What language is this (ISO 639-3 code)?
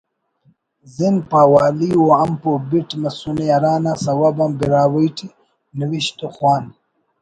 brh